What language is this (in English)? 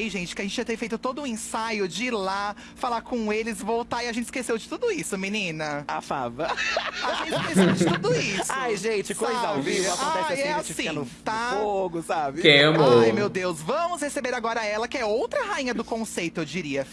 Portuguese